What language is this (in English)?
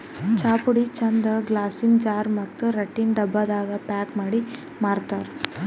Kannada